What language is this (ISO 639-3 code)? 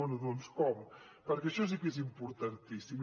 cat